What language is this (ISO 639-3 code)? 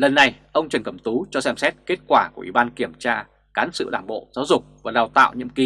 vie